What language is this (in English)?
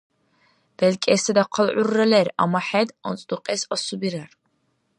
Dargwa